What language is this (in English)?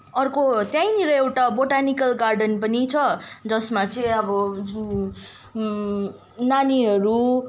Nepali